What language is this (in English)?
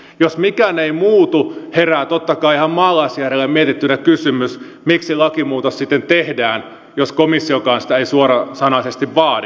Finnish